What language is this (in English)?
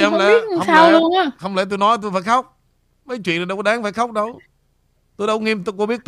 Vietnamese